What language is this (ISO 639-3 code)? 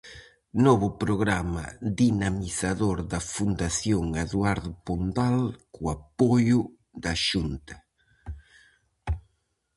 glg